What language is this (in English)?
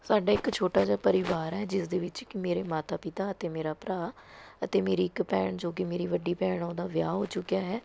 Punjabi